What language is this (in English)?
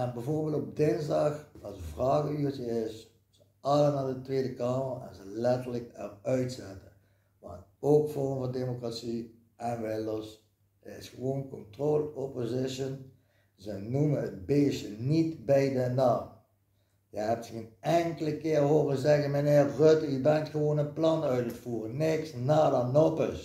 Dutch